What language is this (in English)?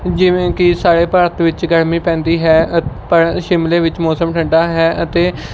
Punjabi